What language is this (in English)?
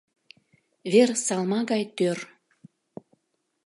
Mari